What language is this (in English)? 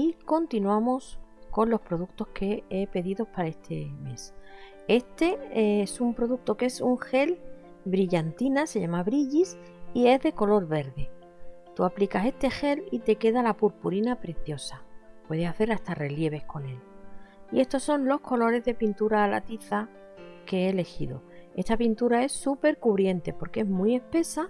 Spanish